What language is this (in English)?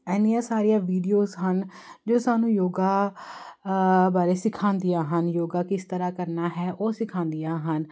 Punjabi